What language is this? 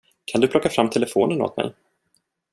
Swedish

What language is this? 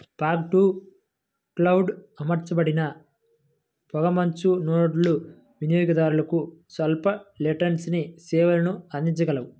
Telugu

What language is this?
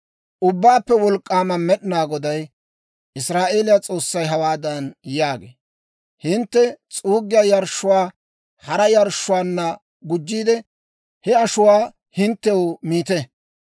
Dawro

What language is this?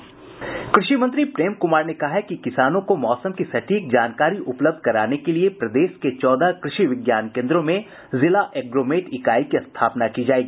Hindi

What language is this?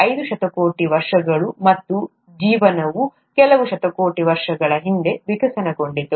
Kannada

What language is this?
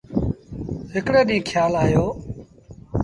Sindhi Bhil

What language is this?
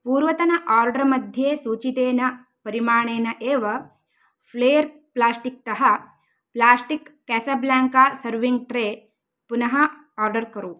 Sanskrit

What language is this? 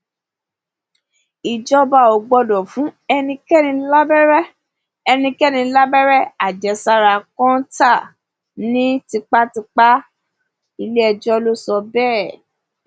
Yoruba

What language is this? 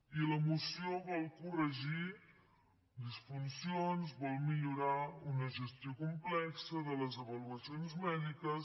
Catalan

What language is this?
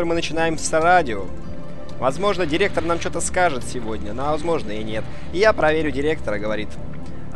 Russian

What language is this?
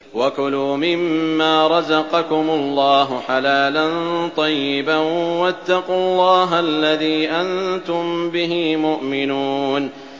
Arabic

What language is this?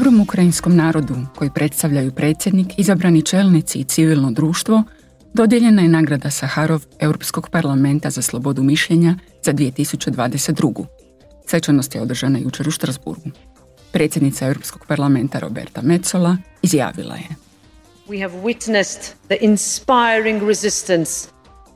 Croatian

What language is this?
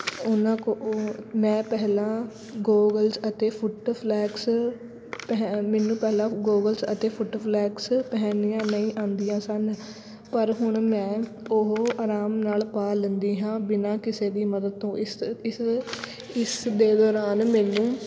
Punjabi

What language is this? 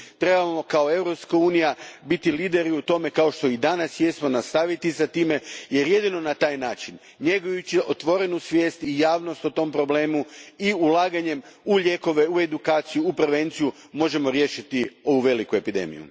Croatian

